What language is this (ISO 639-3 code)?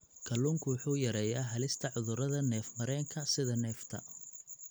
som